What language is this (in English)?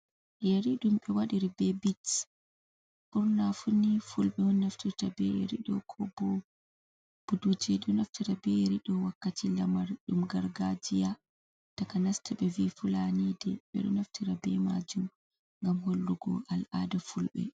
Fula